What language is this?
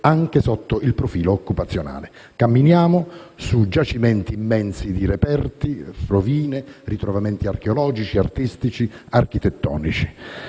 Italian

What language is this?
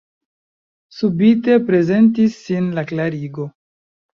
Esperanto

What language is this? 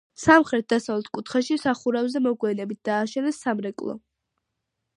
Georgian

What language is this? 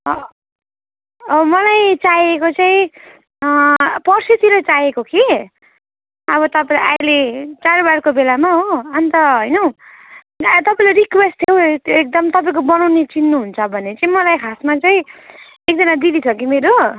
Nepali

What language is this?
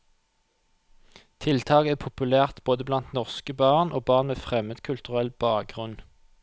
Norwegian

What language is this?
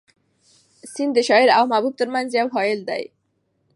Pashto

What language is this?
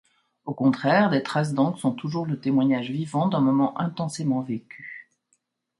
French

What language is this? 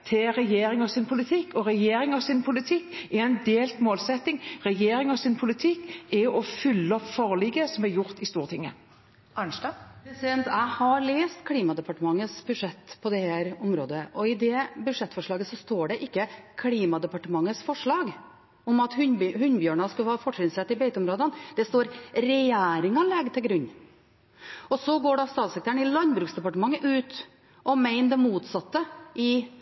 Norwegian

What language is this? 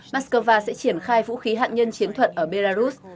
Vietnamese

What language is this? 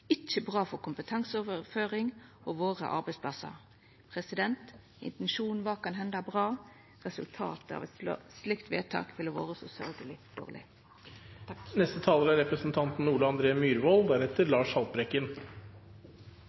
Norwegian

